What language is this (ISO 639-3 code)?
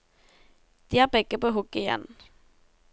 nor